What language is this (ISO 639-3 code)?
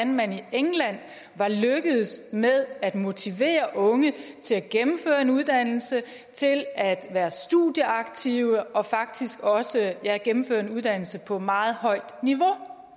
dan